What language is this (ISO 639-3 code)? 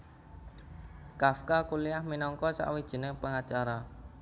jav